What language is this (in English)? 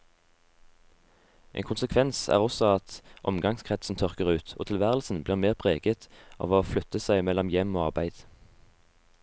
Norwegian